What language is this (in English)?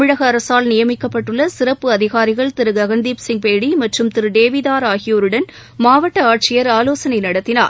Tamil